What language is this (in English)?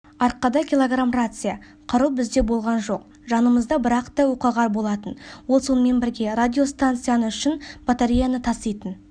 Kazakh